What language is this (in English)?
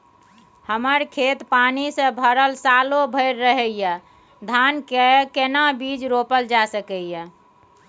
Maithili